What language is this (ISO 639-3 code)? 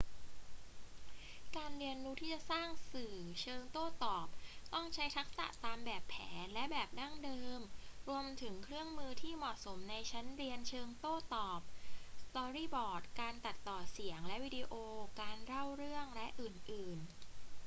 tha